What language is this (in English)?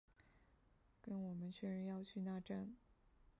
Chinese